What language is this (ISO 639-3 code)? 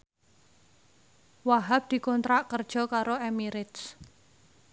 jav